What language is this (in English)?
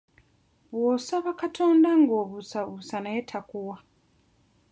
Ganda